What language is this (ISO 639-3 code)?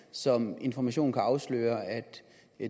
dan